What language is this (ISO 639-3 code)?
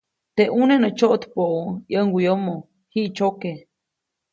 zoc